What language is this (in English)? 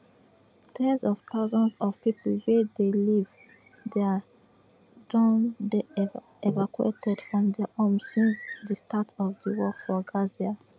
Nigerian Pidgin